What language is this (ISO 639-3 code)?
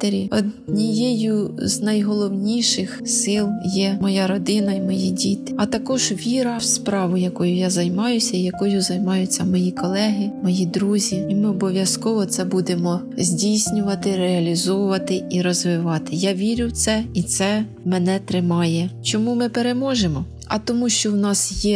ukr